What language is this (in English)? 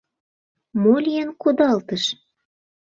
Mari